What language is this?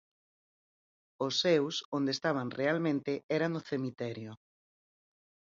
Galician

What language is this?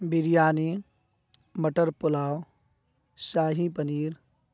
Urdu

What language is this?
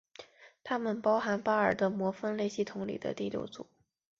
Chinese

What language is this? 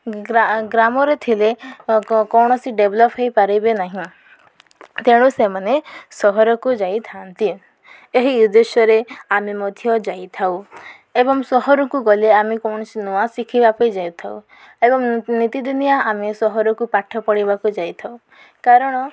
Odia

